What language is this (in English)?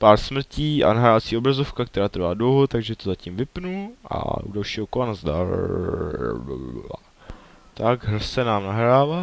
Czech